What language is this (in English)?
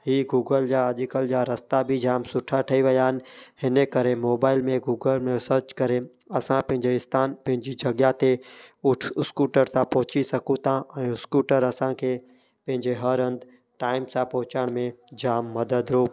Sindhi